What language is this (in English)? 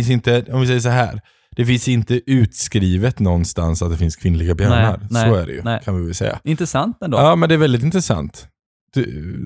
Swedish